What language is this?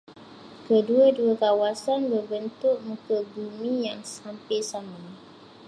Malay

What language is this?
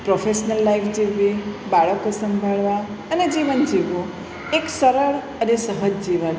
Gujarati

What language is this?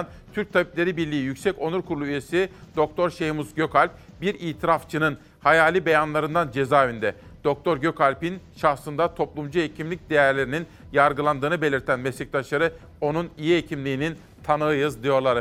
Turkish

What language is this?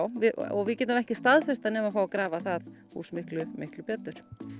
Icelandic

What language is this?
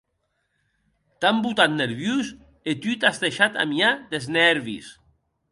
Occitan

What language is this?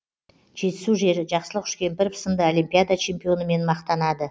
Kazakh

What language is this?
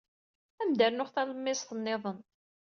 Kabyle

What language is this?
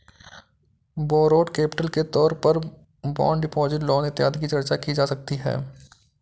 Hindi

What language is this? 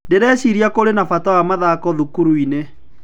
Kikuyu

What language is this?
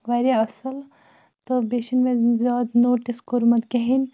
Kashmiri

